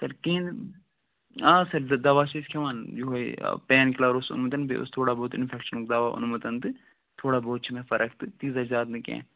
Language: Kashmiri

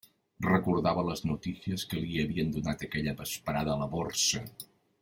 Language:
Catalan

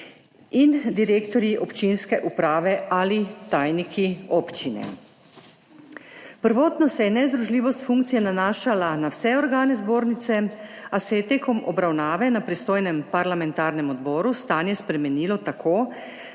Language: Slovenian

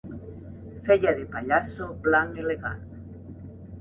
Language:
Catalan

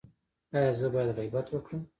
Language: Pashto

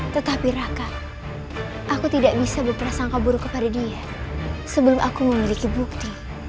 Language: Indonesian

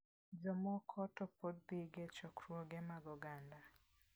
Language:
Luo (Kenya and Tanzania)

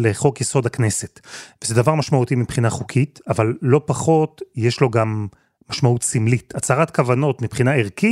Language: Hebrew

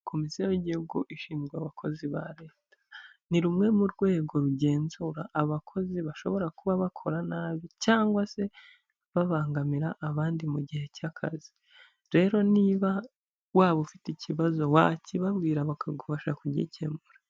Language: Kinyarwanda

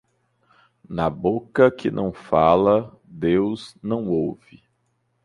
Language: Portuguese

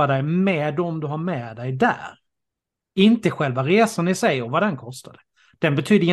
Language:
Swedish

